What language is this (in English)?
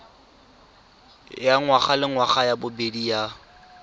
Tswana